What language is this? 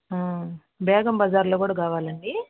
Telugu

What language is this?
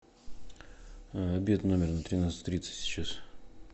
Russian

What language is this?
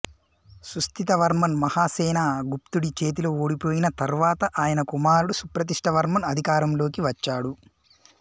Telugu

